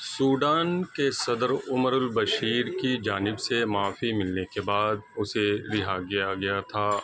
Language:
Urdu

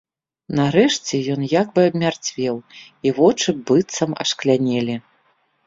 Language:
Belarusian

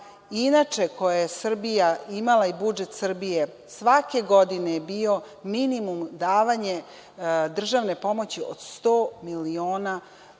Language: Serbian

